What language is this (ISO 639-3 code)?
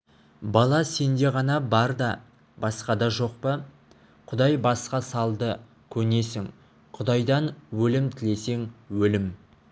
kaz